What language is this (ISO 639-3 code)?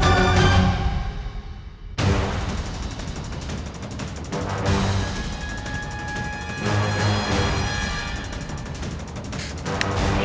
ind